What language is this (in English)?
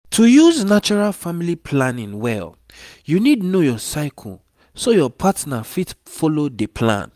Nigerian Pidgin